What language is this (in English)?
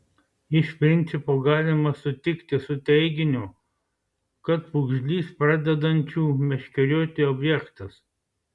Lithuanian